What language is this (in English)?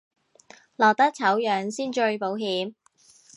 Cantonese